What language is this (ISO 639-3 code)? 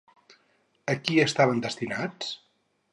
cat